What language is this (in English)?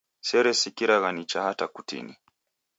Taita